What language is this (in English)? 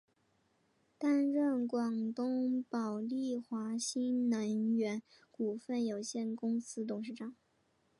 Chinese